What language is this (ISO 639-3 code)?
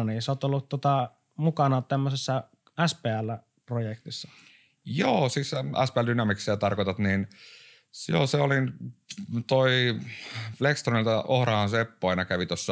fin